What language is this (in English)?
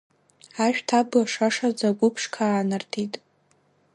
Abkhazian